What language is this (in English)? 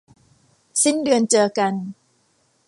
Thai